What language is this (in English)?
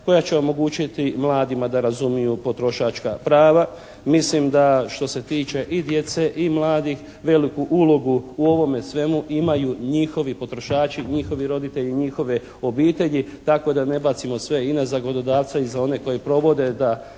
Croatian